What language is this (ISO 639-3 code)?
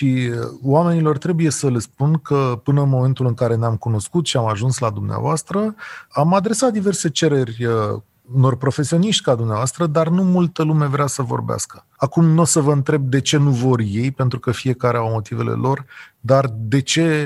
ron